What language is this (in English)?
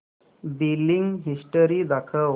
Marathi